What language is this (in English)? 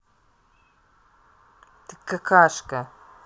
Russian